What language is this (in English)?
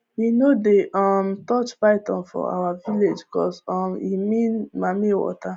Nigerian Pidgin